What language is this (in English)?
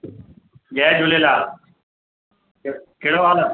Sindhi